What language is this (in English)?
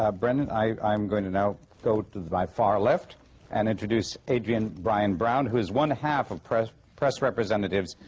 English